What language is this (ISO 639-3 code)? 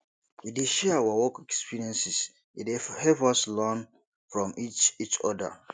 pcm